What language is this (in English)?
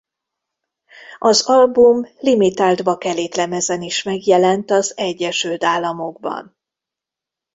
Hungarian